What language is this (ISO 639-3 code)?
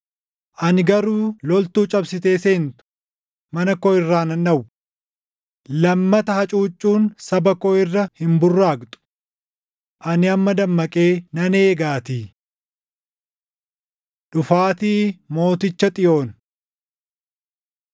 orm